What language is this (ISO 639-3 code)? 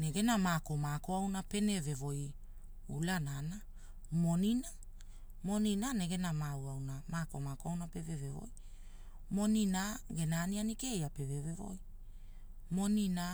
hul